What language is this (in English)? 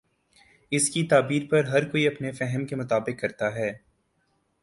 Urdu